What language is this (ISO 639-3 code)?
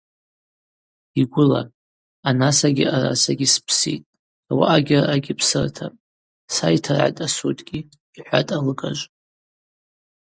abq